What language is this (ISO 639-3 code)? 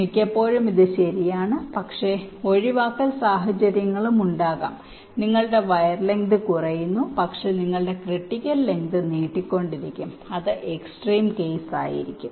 mal